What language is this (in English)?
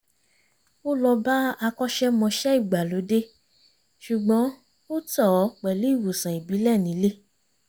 Yoruba